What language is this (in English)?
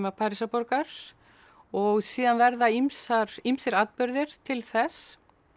Icelandic